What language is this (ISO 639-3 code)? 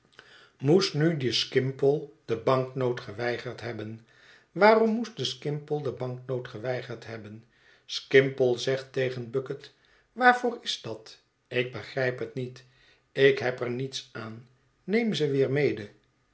nld